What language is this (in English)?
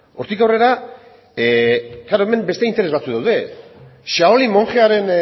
Basque